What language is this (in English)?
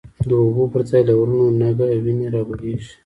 Pashto